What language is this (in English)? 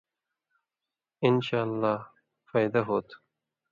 Indus Kohistani